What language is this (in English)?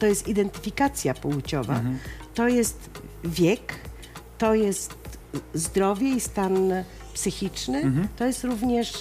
Polish